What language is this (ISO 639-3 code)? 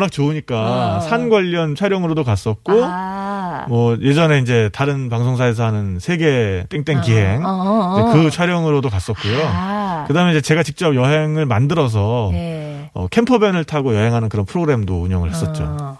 kor